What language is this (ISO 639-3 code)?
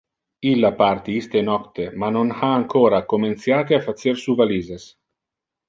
ina